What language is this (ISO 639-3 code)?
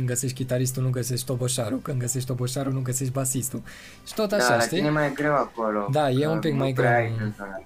ron